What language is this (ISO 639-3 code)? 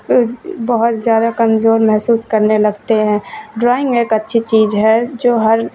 urd